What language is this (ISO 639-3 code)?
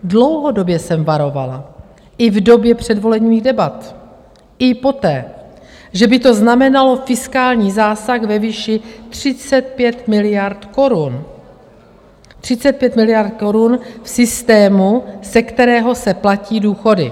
ces